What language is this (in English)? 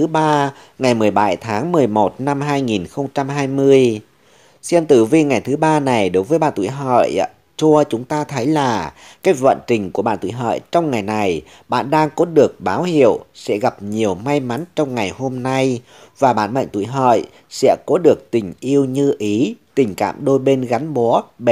Vietnamese